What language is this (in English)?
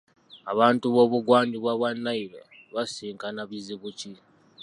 Ganda